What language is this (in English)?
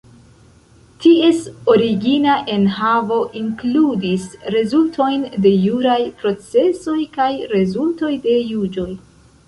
Esperanto